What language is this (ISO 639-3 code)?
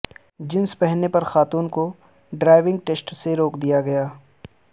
urd